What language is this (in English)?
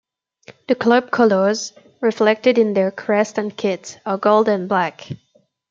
English